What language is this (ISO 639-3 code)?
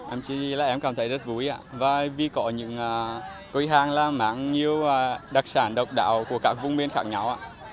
vie